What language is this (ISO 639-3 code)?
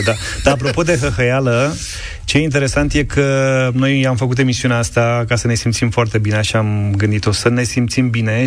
ron